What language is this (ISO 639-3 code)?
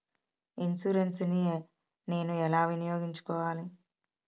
tel